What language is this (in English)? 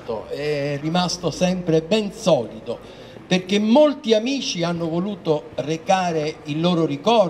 Italian